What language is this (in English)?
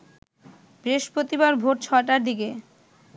Bangla